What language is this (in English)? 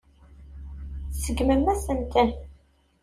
Kabyle